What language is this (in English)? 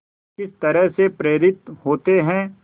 Hindi